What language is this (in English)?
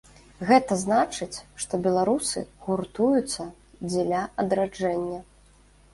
Belarusian